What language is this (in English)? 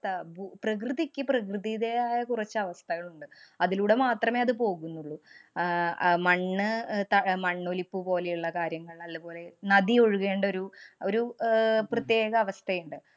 Malayalam